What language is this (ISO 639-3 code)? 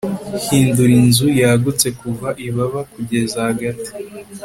kin